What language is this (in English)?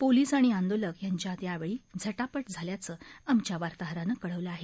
Marathi